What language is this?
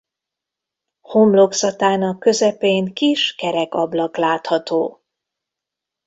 Hungarian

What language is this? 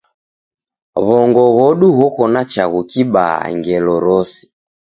Taita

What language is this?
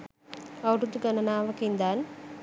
Sinhala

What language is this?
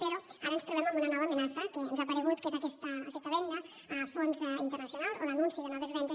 Catalan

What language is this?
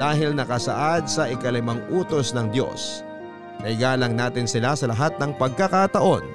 Filipino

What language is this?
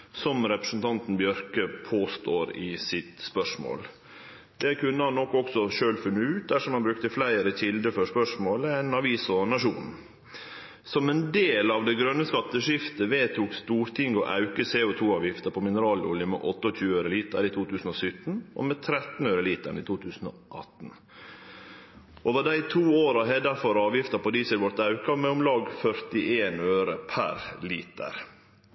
Norwegian Nynorsk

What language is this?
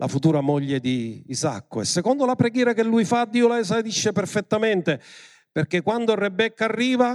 Italian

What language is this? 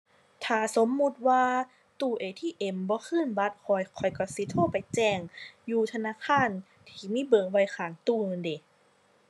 Thai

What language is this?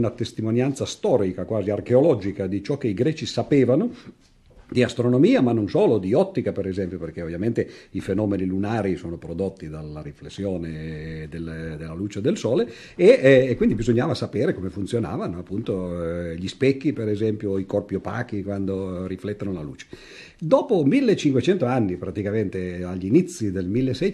Italian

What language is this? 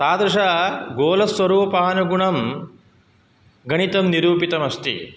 Sanskrit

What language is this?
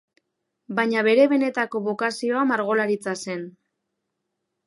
Basque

